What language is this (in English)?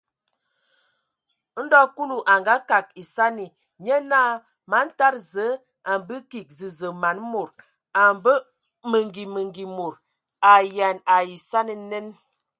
Ewondo